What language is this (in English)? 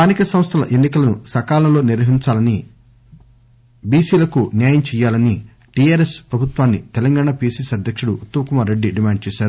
Telugu